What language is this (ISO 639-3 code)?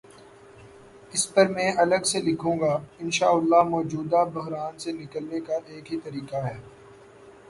urd